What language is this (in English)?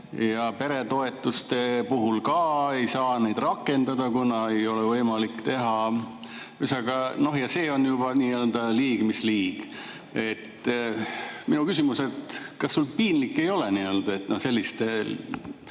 Estonian